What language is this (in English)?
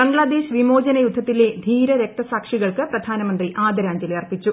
Malayalam